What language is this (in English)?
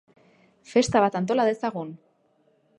Basque